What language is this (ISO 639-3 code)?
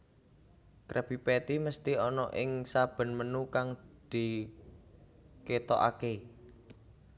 jav